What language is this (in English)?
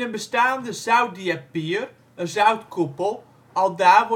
Dutch